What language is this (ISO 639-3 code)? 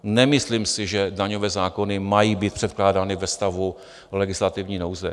ces